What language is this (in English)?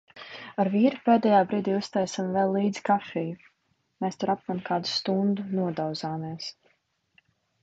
Latvian